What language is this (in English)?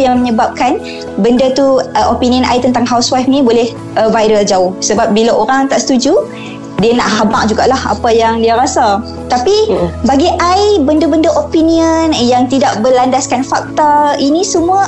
Malay